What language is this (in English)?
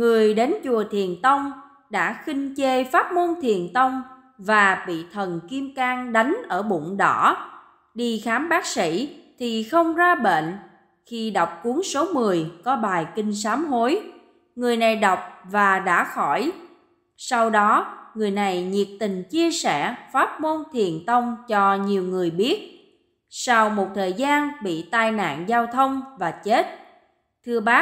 Vietnamese